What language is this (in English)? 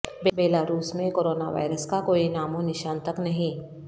Urdu